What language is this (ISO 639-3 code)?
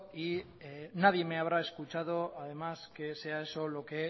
spa